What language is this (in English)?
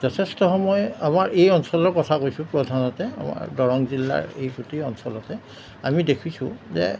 Assamese